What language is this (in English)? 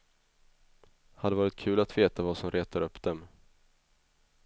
Swedish